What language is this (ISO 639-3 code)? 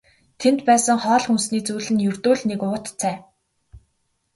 mon